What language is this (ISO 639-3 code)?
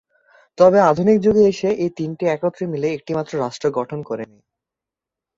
ben